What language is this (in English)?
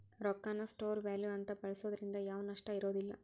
Kannada